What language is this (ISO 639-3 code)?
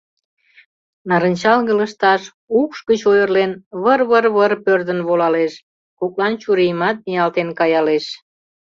chm